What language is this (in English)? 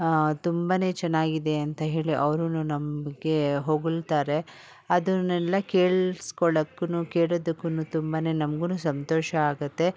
Kannada